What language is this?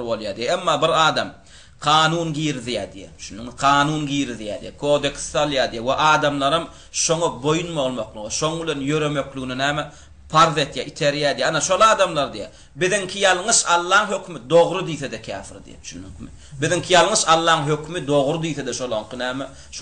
Arabic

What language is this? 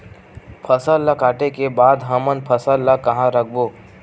Chhattisgarhi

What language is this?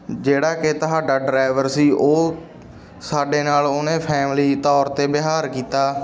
Punjabi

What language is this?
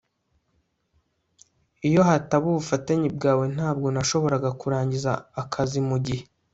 Kinyarwanda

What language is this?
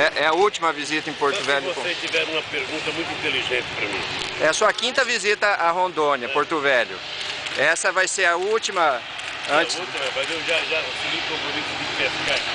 Portuguese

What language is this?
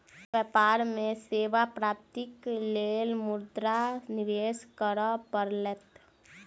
Maithili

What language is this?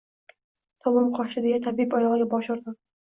Uzbek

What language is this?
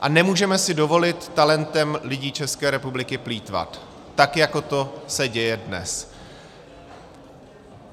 Czech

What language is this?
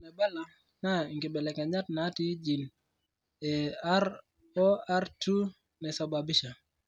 Masai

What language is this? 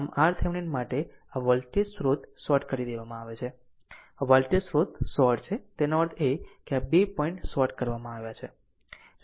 Gujarati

